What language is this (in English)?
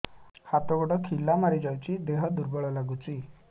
Odia